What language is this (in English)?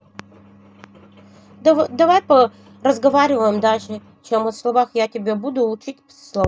Russian